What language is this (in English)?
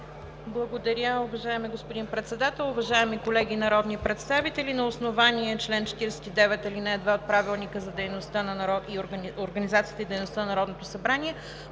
Bulgarian